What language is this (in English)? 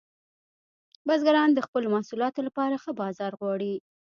Pashto